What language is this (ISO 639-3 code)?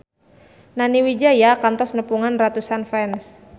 sun